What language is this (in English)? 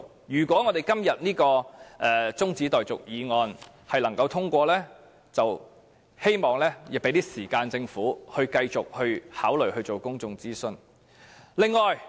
Cantonese